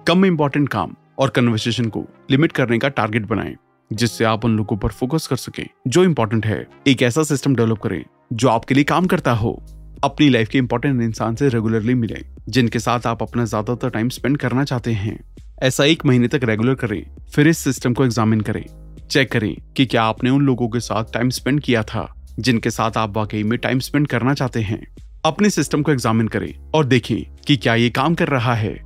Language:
Hindi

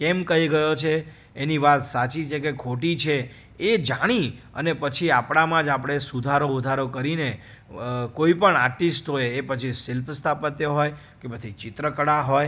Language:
Gujarati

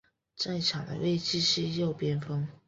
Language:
Chinese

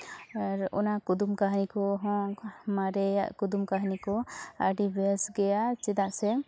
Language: Santali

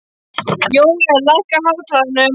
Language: Icelandic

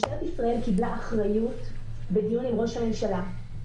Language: Hebrew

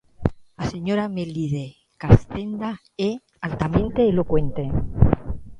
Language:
Galician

